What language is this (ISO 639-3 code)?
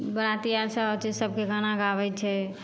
mai